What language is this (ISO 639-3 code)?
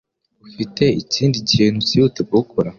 kin